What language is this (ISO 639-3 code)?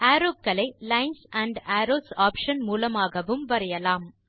tam